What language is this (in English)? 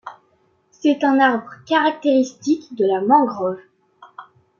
French